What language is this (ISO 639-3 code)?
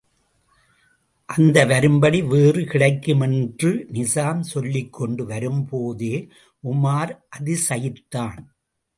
tam